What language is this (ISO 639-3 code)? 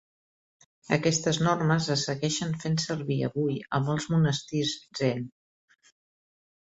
cat